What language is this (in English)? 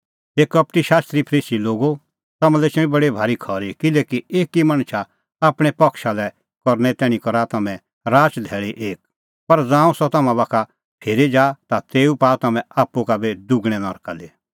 Kullu Pahari